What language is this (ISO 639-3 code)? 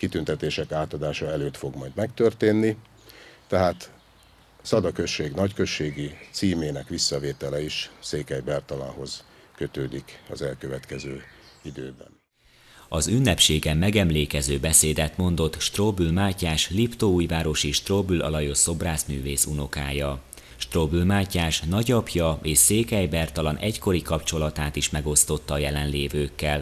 hun